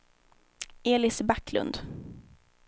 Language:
Swedish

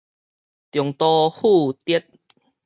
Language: Min Nan Chinese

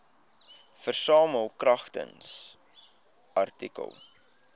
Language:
Afrikaans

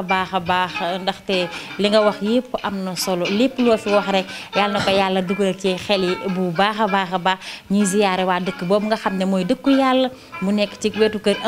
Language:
Arabic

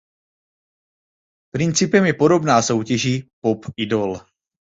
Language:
Czech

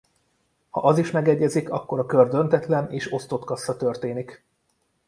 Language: Hungarian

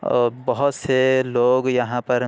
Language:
Urdu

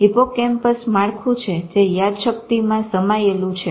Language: Gujarati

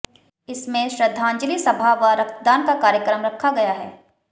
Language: Hindi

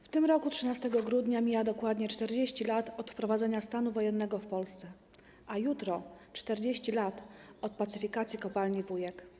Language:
Polish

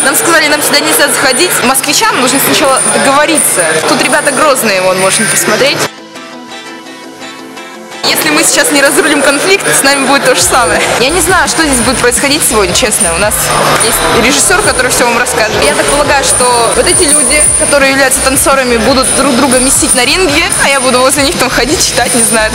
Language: Russian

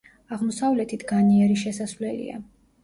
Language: Georgian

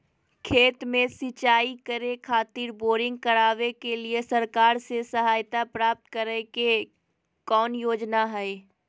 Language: Magahi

